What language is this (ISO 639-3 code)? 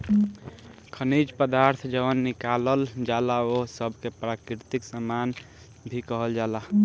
bho